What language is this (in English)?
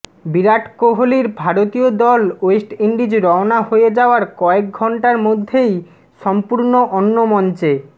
Bangla